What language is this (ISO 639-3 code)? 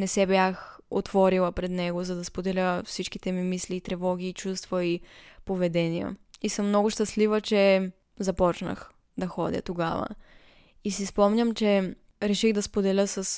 bul